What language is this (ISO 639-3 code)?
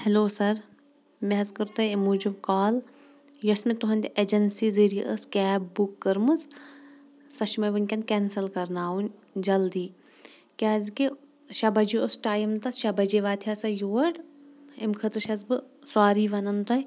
kas